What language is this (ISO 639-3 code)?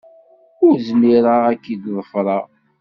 kab